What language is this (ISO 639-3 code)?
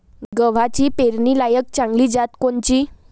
mar